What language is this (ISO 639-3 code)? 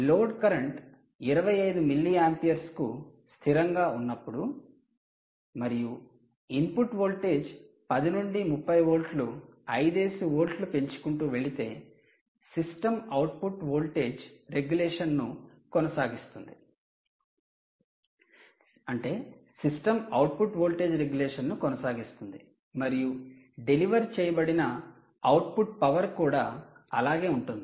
tel